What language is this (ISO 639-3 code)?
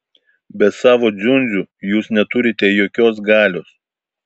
lit